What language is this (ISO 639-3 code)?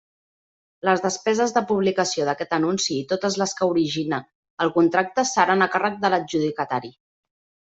cat